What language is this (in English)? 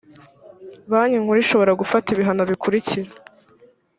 Kinyarwanda